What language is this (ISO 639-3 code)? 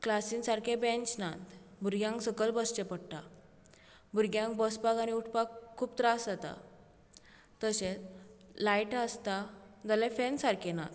kok